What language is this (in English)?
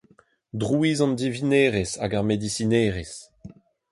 Breton